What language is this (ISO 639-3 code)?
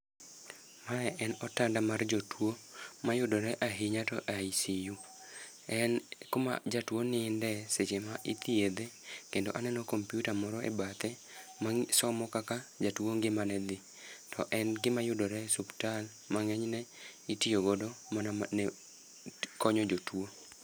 luo